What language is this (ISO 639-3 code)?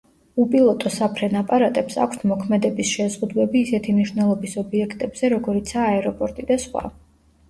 kat